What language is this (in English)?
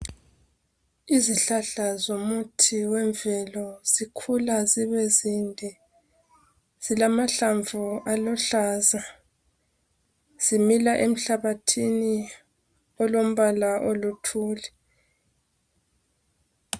North Ndebele